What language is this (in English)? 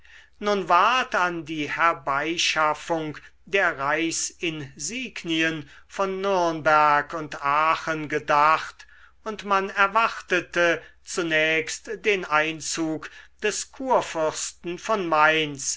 German